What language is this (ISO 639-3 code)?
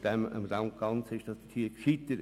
gsw